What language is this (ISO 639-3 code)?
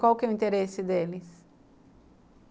por